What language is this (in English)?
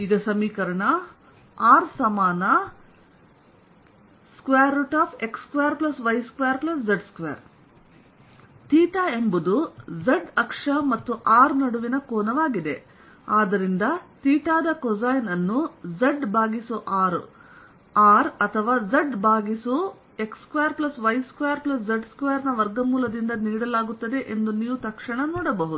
Kannada